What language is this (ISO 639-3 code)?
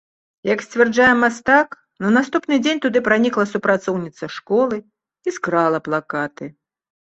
bel